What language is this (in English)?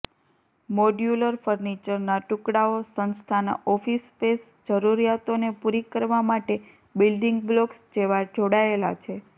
Gujarati